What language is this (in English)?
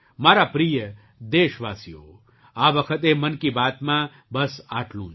Gujarati